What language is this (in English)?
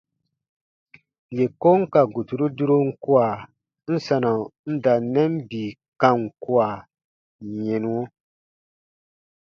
Baatonum